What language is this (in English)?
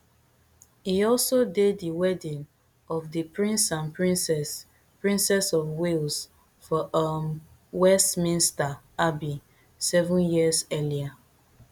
Nigerian Pidgin